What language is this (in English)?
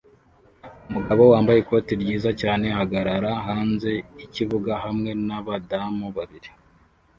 Kinyarwanda